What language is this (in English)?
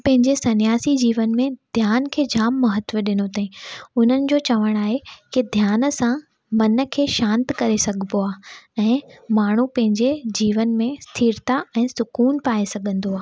Sindhi